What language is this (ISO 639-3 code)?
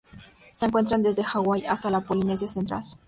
spa